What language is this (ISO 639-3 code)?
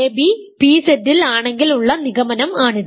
mal